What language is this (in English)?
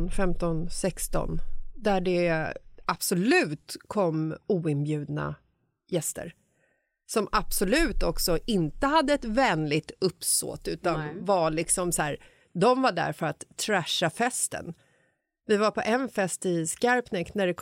Swedish